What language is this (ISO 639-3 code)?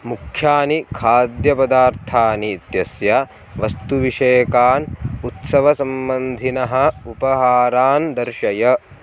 san